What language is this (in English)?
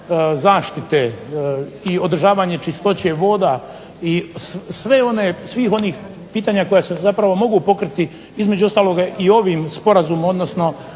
Croatian